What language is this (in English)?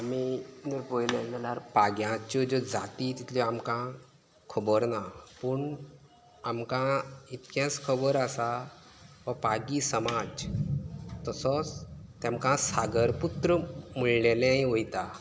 Konkani